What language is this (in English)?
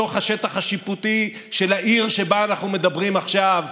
Hebrew